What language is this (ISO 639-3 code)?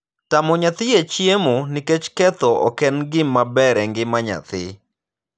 luo